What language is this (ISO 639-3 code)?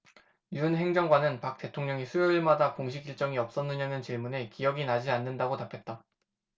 kor